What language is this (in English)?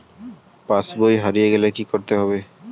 Bangla